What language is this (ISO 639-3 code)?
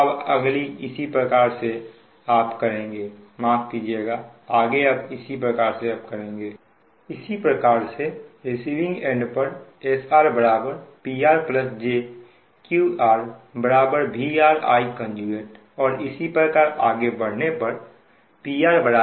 hin